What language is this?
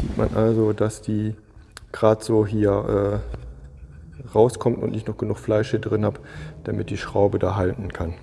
German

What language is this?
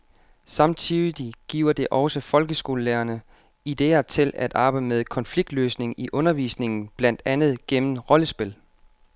Danish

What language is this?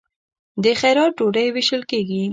Pashto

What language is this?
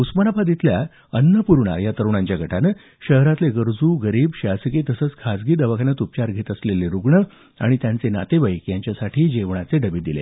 Marathi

